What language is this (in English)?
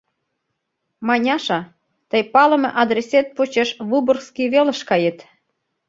Mari